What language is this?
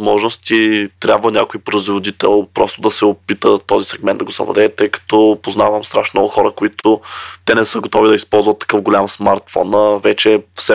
Bulgarian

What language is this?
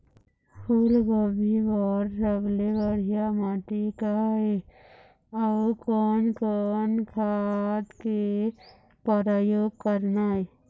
Chhattisgarhi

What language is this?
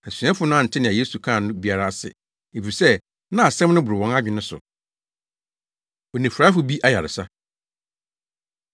Akan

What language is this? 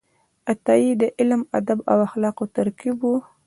Pashto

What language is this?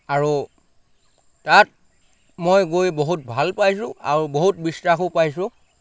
Assamese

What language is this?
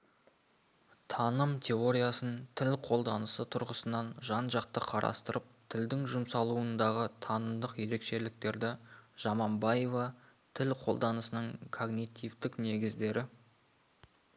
Kazakh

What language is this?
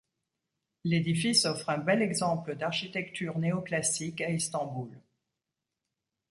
French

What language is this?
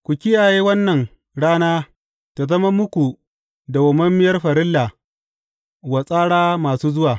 Hausa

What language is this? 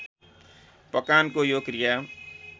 Nepali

